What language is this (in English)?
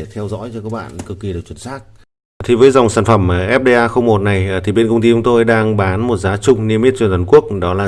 Vietnamese